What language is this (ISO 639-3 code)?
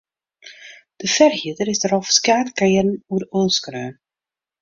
fry